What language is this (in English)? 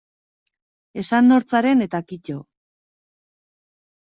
Basque